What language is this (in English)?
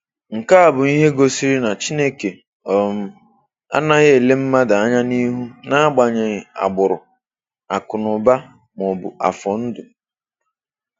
Igbo